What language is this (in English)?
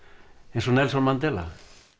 Icelandic